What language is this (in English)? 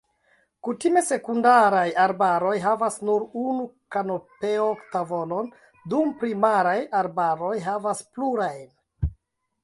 Esperanto